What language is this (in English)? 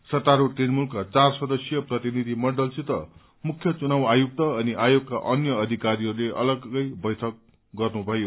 Nepali